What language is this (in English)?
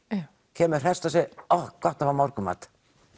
Icelandic